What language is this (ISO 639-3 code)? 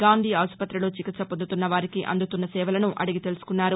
tel